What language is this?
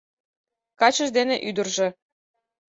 Mari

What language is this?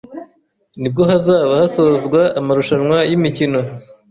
Kinyarwanda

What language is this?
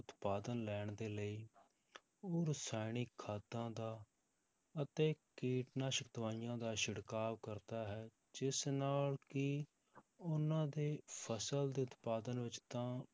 Punjabi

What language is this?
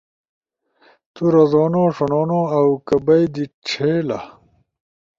Ushojo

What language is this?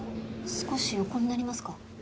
Japanese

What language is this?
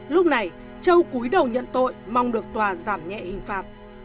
Vietnamese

